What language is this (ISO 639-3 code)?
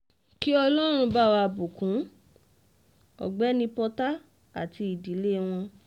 yor